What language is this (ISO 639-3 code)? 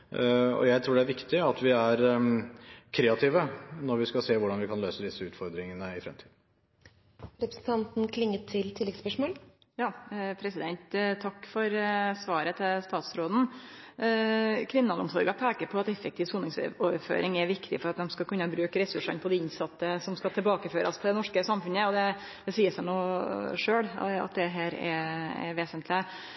nor